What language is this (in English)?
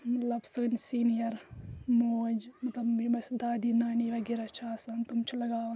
Kashmiri